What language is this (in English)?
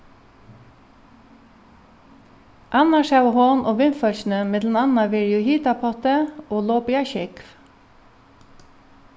Faroese